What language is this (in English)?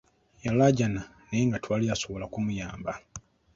Ganda